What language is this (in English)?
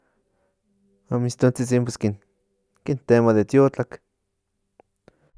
Central Nahuatl